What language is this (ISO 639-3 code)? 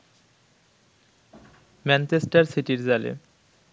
ben